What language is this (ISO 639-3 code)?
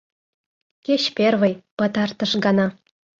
chm